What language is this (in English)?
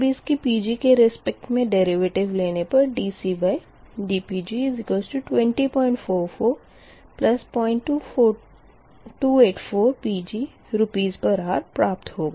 Hindi